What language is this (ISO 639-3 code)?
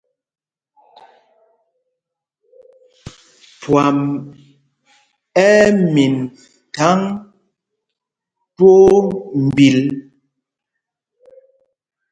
mgg